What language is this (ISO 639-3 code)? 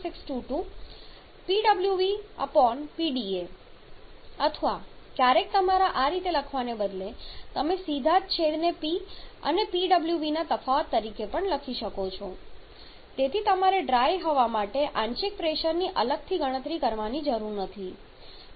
guj